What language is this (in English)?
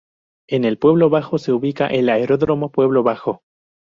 Spanish